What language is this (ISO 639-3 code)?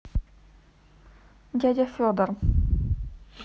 rus